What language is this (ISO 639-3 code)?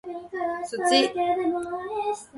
jpn